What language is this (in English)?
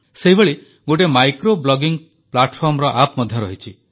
Odia